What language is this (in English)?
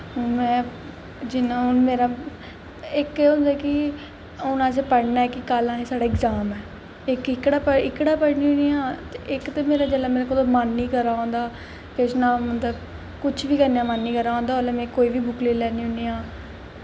Dogri